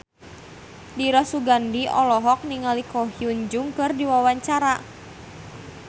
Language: Sundanese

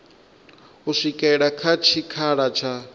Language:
Venda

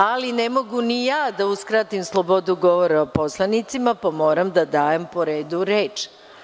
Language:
Serbian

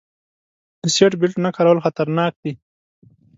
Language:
Pashto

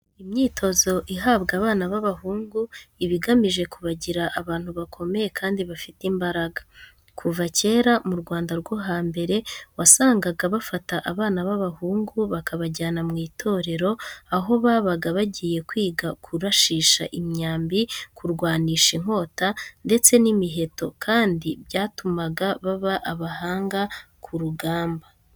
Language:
Kinyarwanda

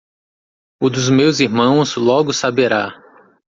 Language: Portuguese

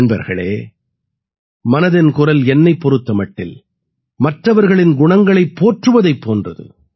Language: Tamil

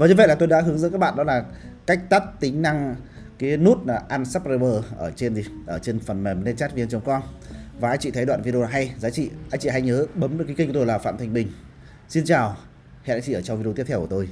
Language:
Vietnamese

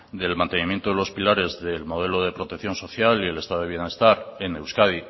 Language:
Spanish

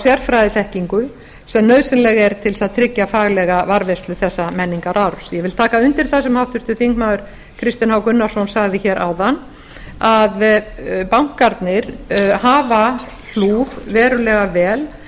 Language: Icelandic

